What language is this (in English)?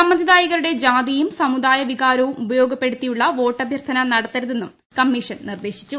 Malayalam